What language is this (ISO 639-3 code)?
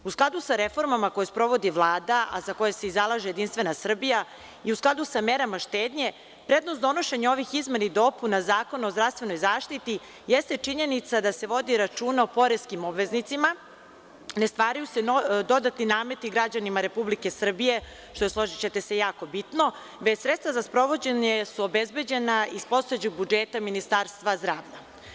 srp